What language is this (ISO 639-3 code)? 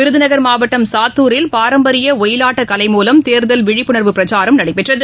tam